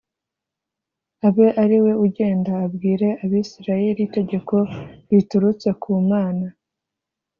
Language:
Kinyarwanda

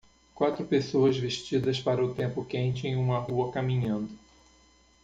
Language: Portuguese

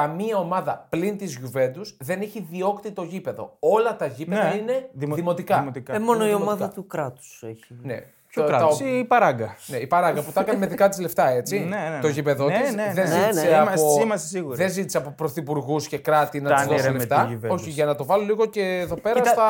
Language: Greek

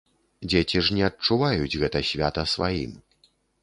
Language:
Belarusian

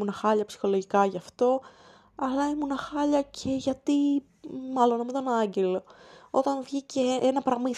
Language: Greek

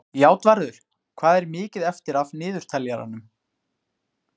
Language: Icelandic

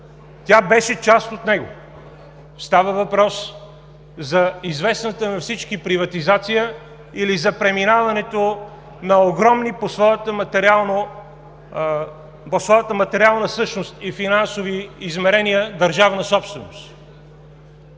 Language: Bulgarian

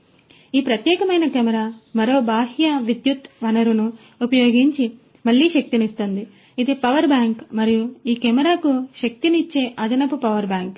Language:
Telugu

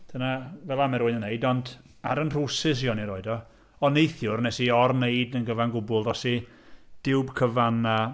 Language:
Welsh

